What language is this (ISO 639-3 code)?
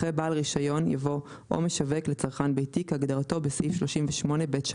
heb